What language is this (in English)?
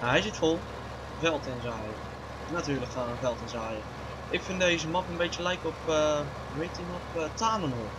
Dutch